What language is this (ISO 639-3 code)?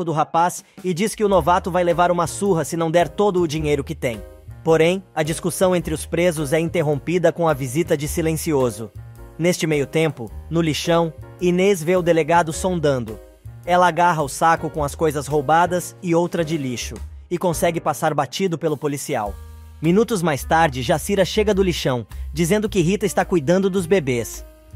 por